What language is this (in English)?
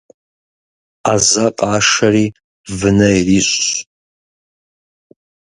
Kabardian